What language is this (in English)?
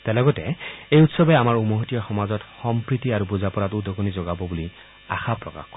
Assamese